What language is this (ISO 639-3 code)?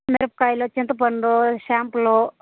tel